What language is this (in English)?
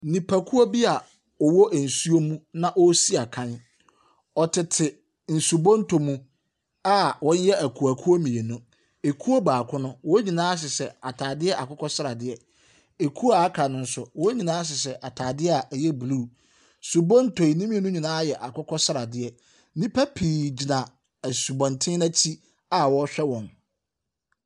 Akan